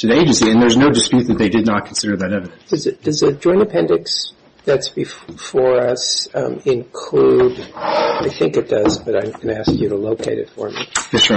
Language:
English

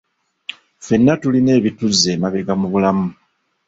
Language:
Ganda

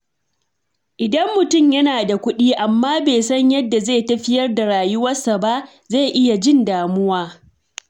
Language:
Hausa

